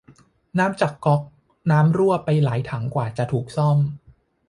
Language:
Thai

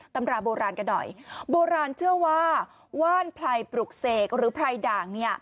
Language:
Thai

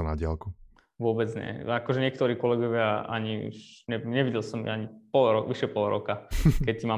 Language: Slovak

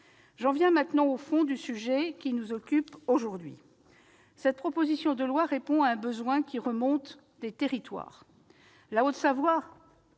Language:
French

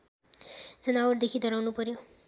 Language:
Nepali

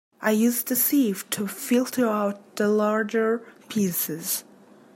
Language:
English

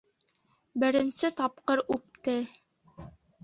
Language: Bashkir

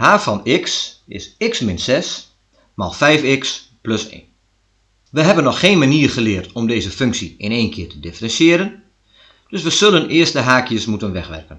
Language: Dutch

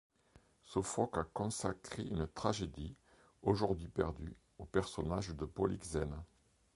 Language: French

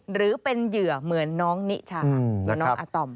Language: Thai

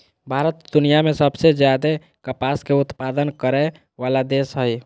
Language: Magahi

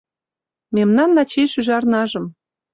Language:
Mari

